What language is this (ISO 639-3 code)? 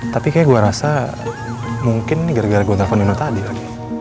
ind